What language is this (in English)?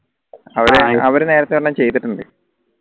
Malayalam